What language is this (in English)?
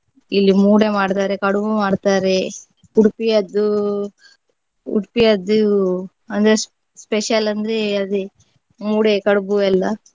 Kannada